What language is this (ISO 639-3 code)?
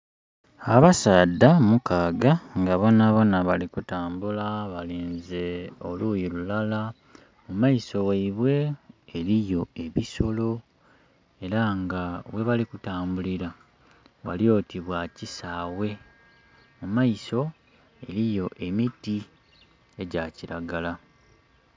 xog